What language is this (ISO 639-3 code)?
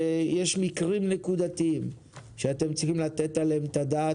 heb